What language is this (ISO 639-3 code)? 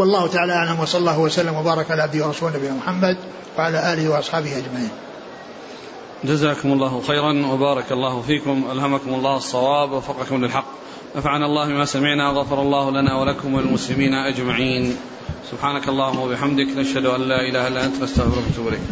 ara